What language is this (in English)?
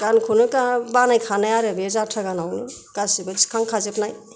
Bodo